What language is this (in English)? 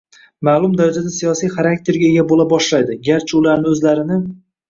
Uzbek